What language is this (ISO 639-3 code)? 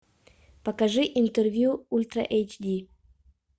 rus